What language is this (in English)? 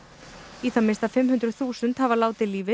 Icelandic